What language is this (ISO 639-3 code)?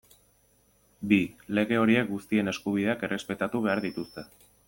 eus